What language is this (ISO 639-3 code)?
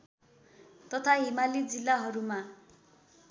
nep